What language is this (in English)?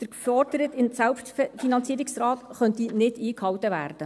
Swiss German